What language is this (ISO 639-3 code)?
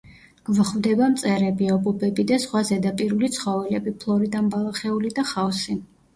kat